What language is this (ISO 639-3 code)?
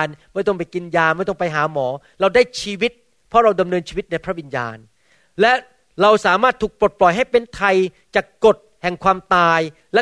tha